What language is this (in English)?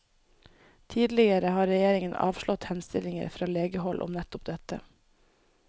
Norwegian